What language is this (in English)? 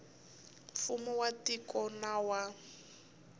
Tsonga